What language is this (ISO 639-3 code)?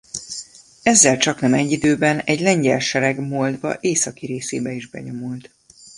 hun